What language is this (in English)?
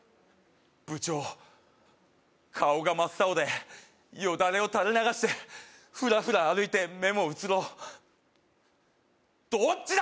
Japanese